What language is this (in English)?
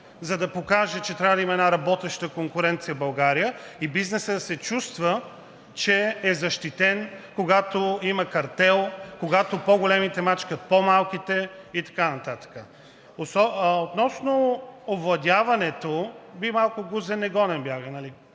Bulgarian